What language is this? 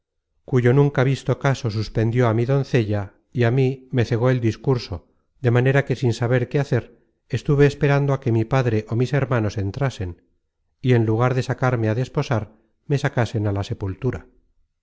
Spanish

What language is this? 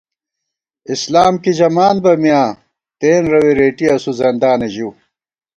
Gawar-Bati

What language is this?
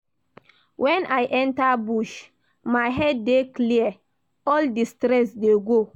Nigerian Pidgin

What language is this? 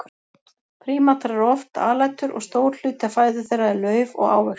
Icelandic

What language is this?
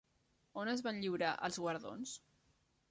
Catalan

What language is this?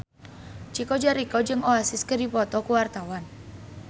Sundanese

